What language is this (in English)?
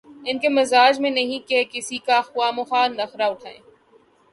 Urdu